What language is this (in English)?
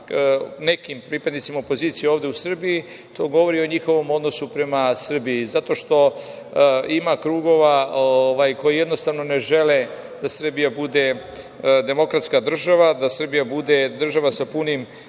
Serbian